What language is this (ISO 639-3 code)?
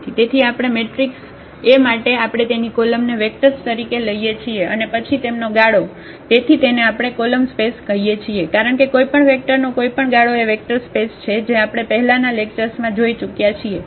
guj